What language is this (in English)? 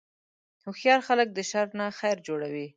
Pashto